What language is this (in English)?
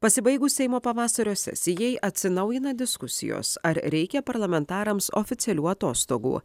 Lithuanian